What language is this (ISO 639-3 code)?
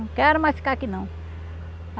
por